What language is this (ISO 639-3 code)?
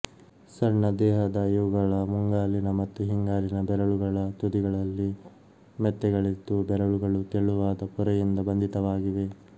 kan